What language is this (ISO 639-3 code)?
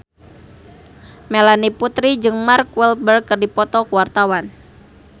sun